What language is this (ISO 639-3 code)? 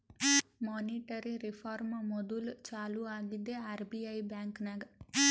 kan